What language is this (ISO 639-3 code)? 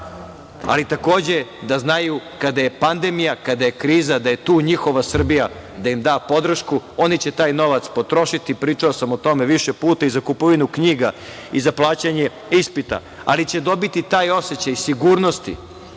srp